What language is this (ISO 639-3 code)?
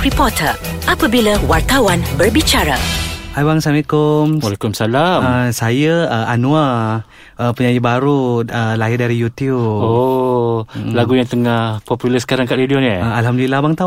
msa